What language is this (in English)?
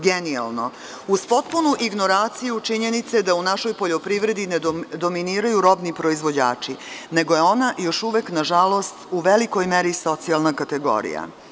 Serbian